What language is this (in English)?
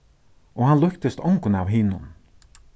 Faroese